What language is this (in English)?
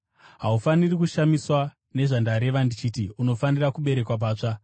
Shona